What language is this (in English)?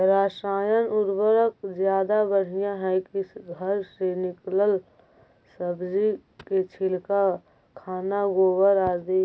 Magahi